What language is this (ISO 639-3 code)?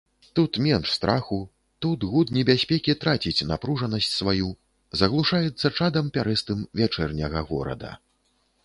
bel